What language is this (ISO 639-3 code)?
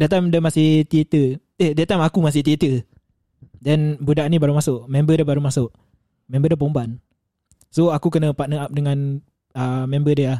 msa